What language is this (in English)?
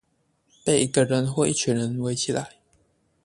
Chinese